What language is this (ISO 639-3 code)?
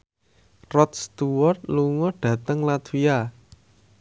jav